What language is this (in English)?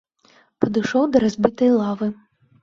Belarusian